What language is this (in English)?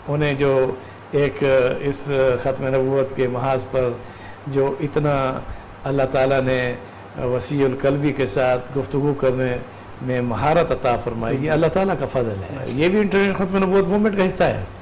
Urdu